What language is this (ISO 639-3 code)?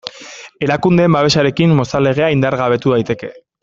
eus